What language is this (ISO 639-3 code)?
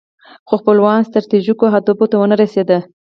pus